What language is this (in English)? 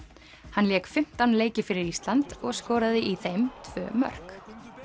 Icelandic